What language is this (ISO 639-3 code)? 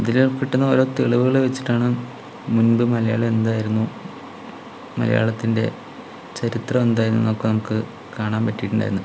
mal